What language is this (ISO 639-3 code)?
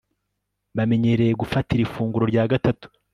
kin